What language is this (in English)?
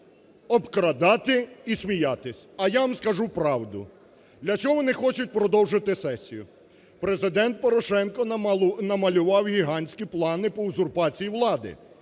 Ukrainian